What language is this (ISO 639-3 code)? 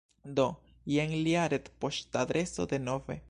epo